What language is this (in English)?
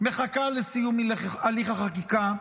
Hebrew